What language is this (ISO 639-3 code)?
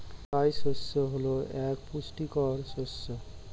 ben